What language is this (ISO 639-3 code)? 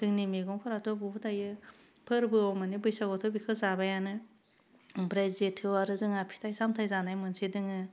brx